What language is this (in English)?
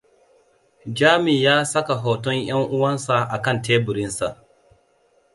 Hausa